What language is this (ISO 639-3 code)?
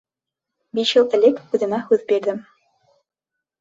bak